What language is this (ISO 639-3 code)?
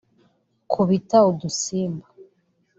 kin